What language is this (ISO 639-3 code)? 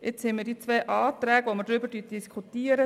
gsw